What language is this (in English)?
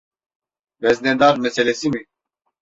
Turkish